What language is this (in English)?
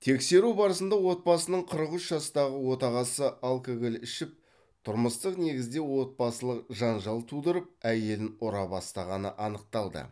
Kazakh